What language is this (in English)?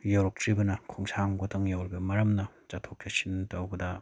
Manipuri